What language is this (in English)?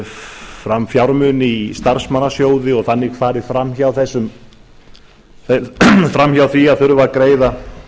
Icelandic